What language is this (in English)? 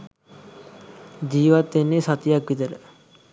Sinhala